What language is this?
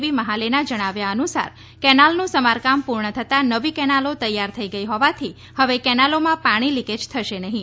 Gujarati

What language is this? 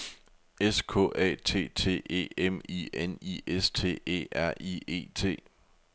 Danish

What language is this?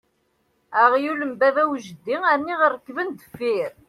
Kabyle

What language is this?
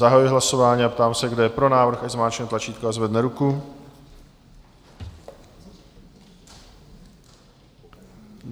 Czech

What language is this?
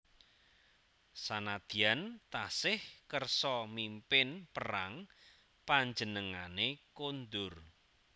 Javanese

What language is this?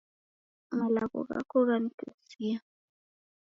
Taita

